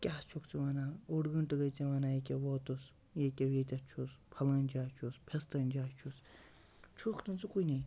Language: Kashmiri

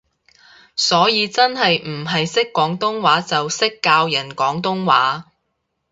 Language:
Cantonese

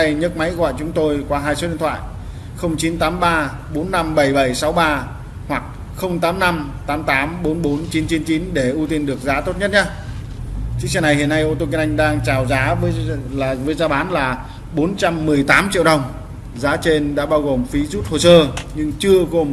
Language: Vietnamese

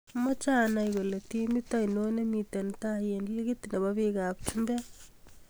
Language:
Kalenjin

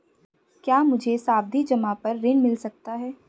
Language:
Hindi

